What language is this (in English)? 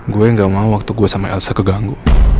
Indonesian